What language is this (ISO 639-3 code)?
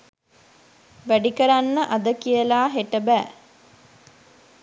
sin